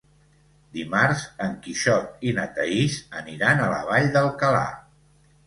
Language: Catalan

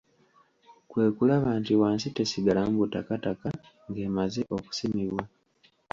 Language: Ganda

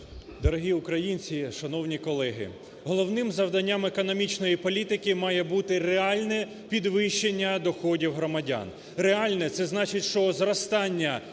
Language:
Ukrainian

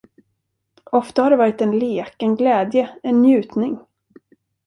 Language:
Swedish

